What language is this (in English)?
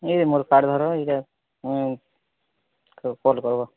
Odia